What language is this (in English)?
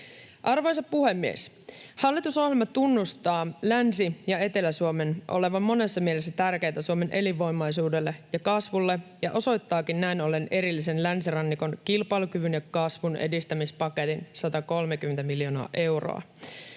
Finnish